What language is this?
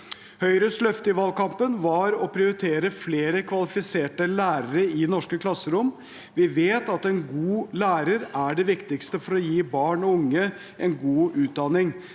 Norwegian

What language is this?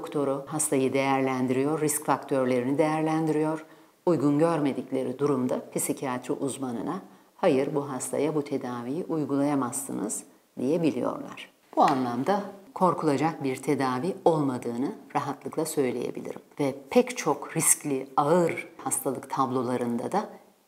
Turkish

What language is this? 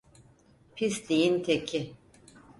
Turkish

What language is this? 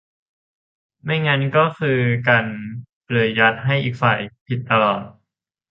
Thai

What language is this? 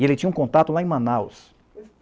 Portuguese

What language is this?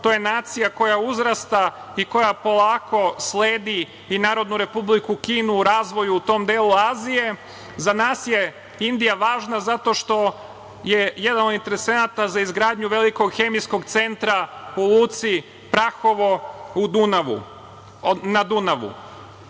Serbian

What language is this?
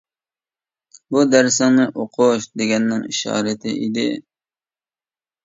Uyghur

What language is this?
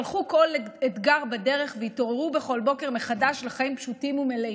Hebrew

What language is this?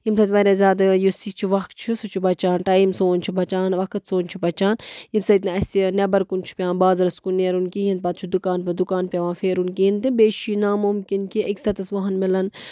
Kashmiri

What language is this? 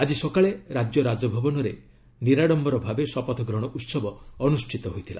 Odia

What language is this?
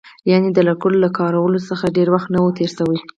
Pashto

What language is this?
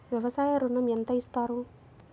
Telugu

